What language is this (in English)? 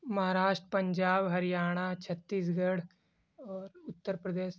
Urdu